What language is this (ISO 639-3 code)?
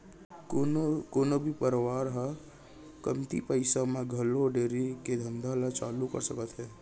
hne